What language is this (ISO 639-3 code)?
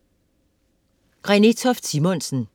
dan